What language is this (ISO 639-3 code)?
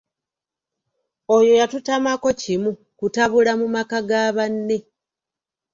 lug